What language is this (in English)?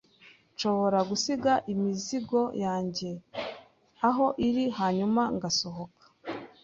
Kinyarwanda